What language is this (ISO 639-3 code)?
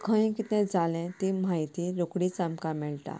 kok